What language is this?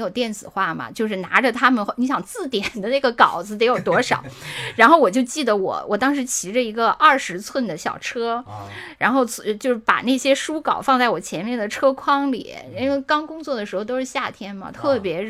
Chinese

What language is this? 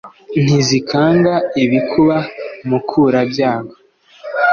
Kinyarwanda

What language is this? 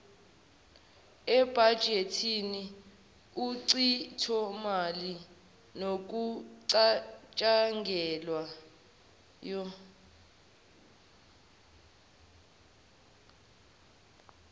Zulu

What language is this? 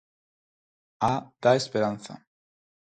Galician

